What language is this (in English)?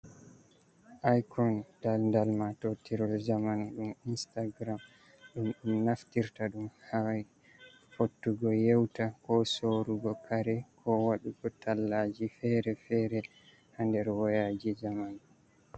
Fula